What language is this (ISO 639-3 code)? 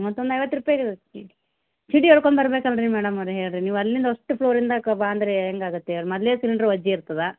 kan